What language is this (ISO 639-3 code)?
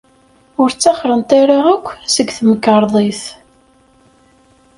kab